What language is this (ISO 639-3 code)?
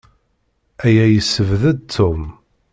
kab